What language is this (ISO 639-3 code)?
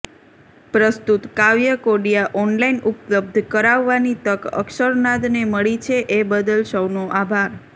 guj